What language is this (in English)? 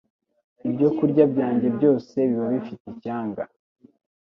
Kinyarwanda